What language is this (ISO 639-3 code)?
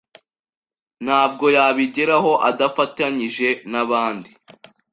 kin